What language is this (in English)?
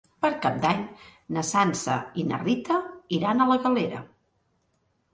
Catalan